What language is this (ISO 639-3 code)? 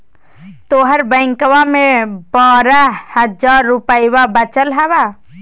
mag